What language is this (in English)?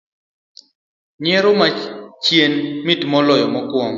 Luo (Kenya and Tanzania)